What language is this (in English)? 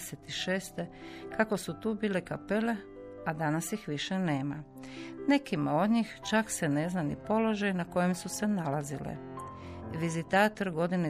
Croatian